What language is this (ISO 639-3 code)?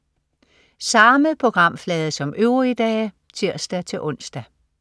dan